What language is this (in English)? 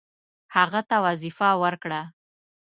Pashto